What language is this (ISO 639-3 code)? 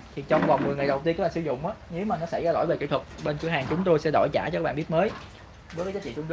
vie